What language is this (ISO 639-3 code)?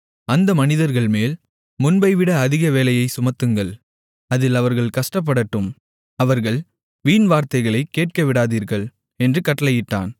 tam